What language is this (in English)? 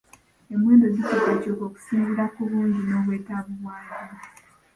Ganda